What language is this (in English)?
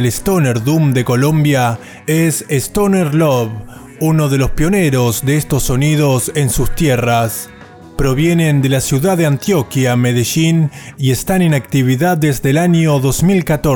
Spanish